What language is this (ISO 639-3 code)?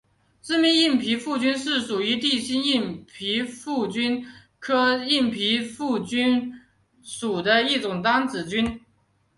zho